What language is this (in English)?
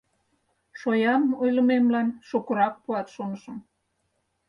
Mari